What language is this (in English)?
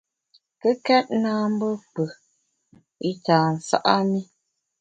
Bamun